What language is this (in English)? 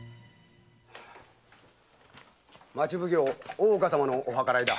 Japanese